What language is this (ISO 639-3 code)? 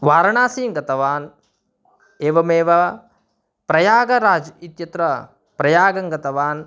san